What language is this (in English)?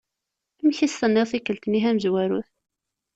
Kabyle